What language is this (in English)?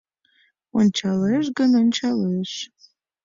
Mari